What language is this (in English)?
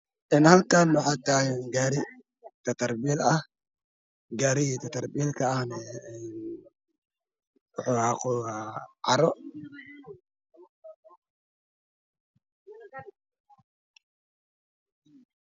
Somali